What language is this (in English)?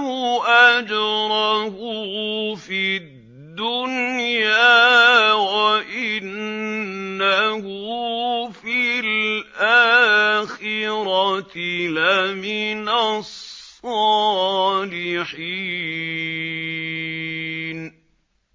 Arabic